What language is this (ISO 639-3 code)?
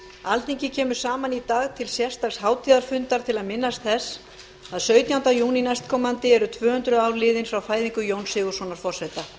isl